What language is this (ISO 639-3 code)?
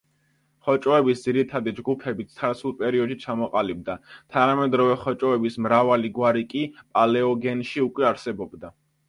kat